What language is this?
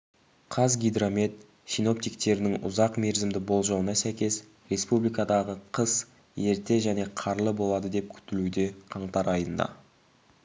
Kazakh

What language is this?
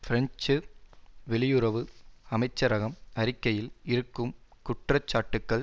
Tamil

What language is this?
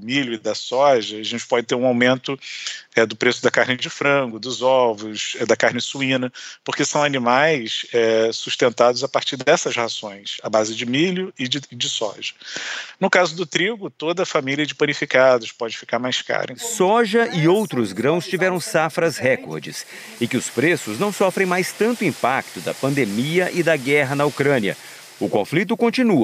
Portuguese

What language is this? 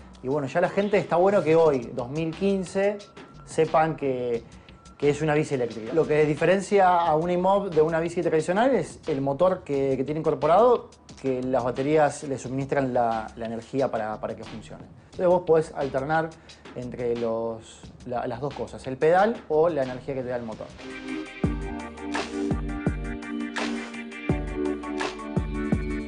Spanish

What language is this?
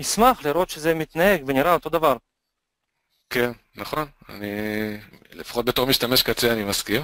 Hebrew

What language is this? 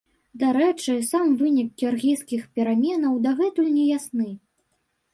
Belarusian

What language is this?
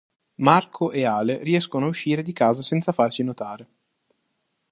Italian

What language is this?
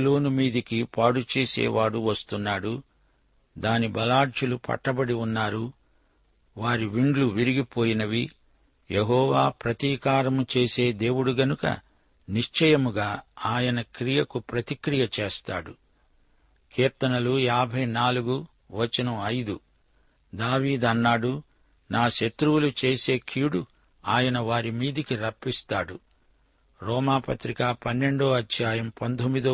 Telugu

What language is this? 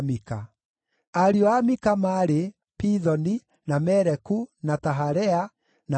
Kikuyu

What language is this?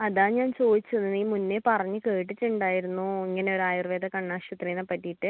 Malayalam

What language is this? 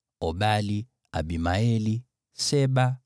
Swahili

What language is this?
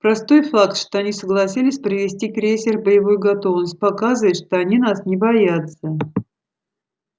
Russian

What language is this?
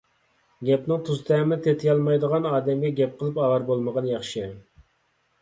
Uyghur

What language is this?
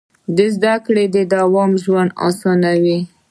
Pashto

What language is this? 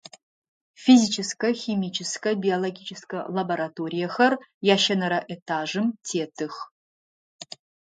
Adyghe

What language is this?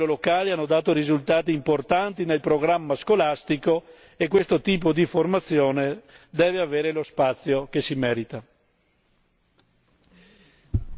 Italian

